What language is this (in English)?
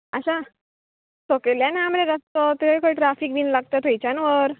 Konkani